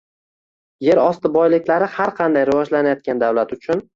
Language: Uzbek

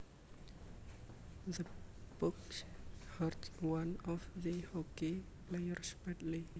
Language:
Javanese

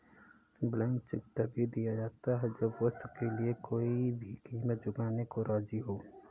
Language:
Hindi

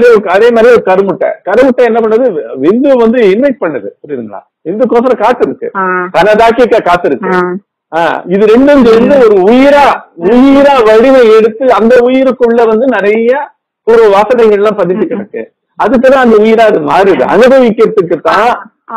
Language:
Korean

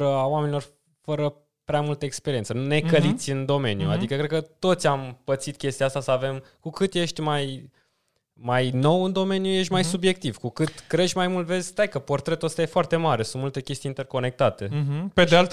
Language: Romanian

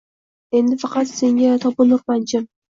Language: Uzbek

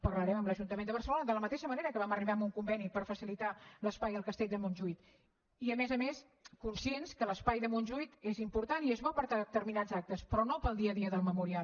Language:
Catalan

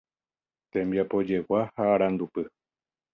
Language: Guarani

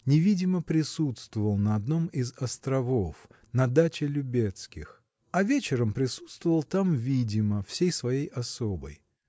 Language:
Russian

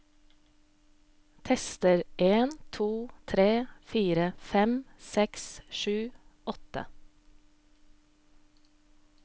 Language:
Norwegian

